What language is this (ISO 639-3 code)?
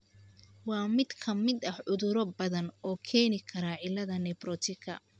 som